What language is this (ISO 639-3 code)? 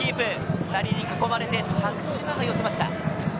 jpn